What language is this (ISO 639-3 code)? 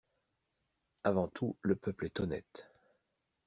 fra